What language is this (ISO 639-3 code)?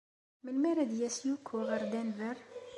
kab